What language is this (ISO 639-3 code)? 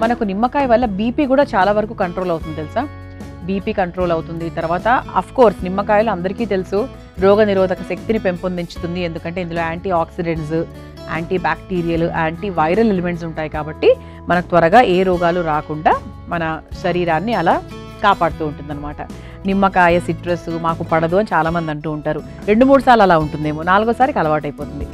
tel